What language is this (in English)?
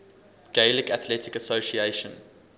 English